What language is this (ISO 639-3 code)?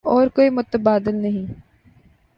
urd